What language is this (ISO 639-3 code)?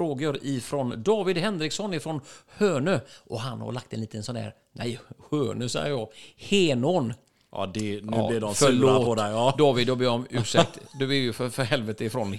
swe